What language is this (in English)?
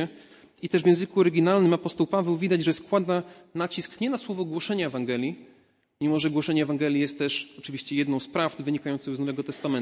Polish